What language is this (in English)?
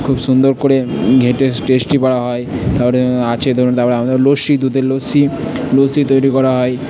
Bangla